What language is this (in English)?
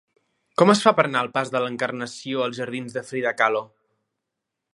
Catalan